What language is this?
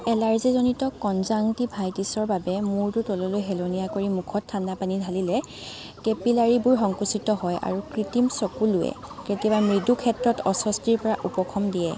Assamese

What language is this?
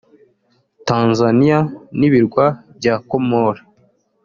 Kinyarwanda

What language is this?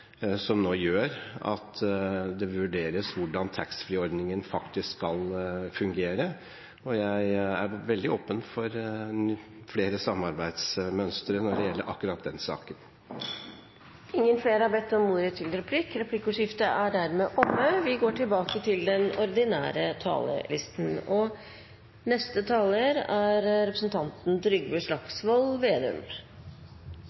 Norwegian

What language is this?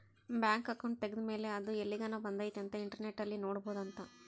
Kannada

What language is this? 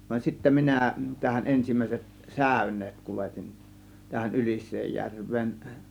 Finnish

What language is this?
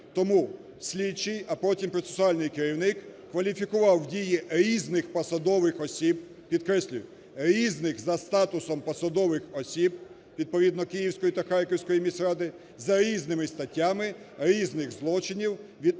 Ukrainian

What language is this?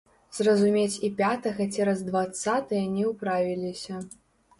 Belarusian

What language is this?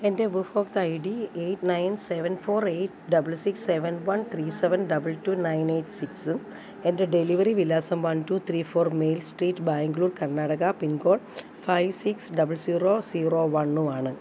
Malayalam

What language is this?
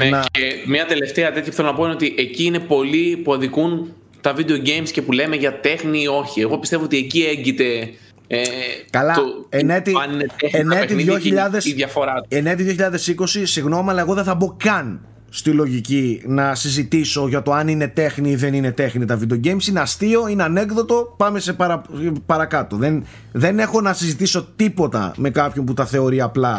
Greek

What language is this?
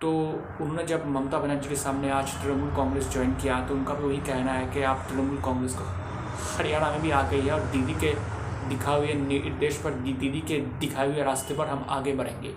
Hindi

